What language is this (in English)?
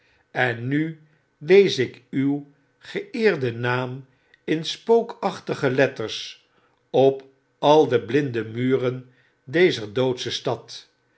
Dutch